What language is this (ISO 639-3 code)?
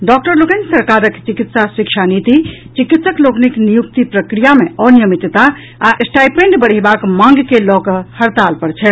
mai